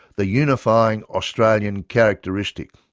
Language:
English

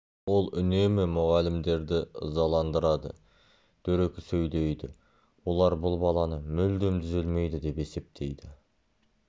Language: Kazakh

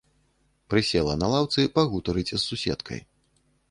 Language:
Belarusian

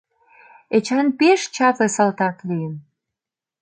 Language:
Mari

